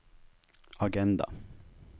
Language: Norwegian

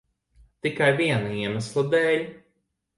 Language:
Latvian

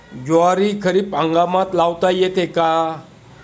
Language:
Marathi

